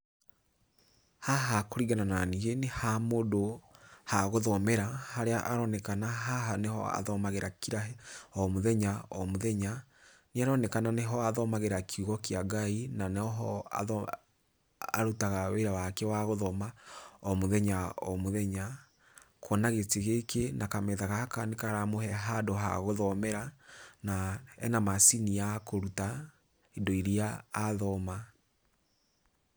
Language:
Kikuyu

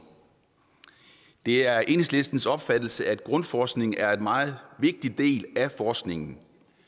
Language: Danish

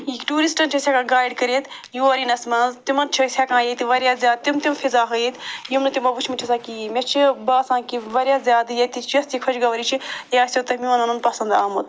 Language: Kashmiri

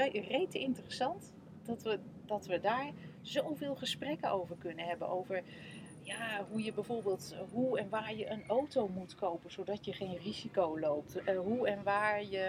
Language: Dutch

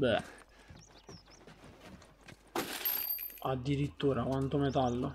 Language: Italian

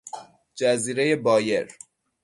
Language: Persian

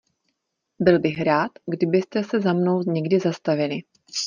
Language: Czech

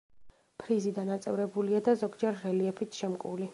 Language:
Georgian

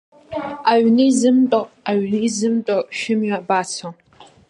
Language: Abkhazian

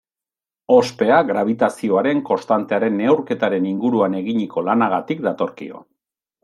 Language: Basque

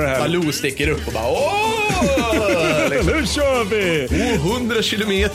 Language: Swedish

